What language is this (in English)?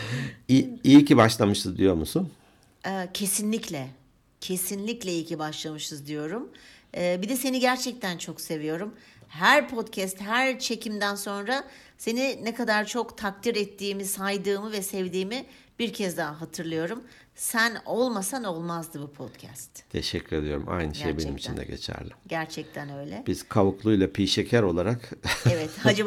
Turkish